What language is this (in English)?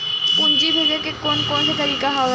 Chhattisgarhi